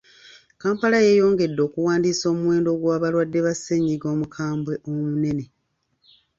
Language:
Ganda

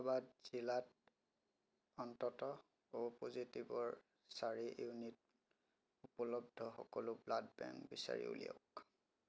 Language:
Assamese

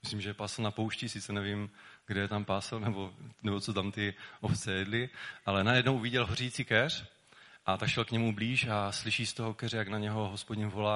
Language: Czech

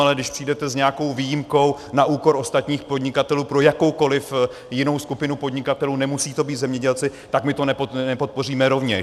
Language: Czech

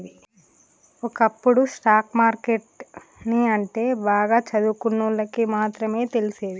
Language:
Telugu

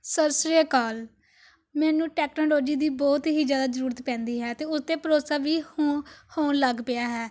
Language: Punjabi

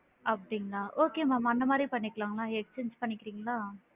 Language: Tamil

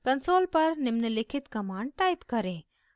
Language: Hindi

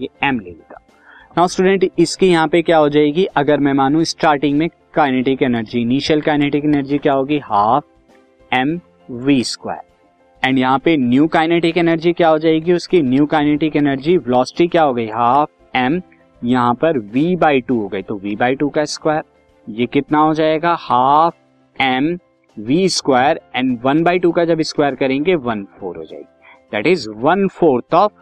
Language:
Hindi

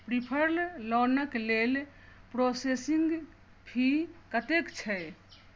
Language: Maithili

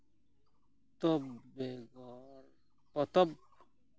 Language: Santali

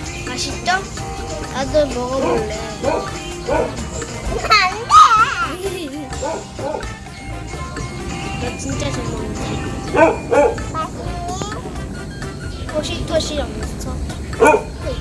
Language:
Korean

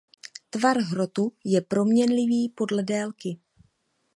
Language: Czech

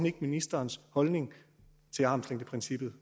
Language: Danish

